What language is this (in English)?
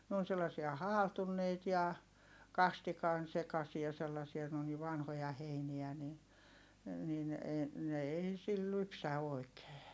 Finnish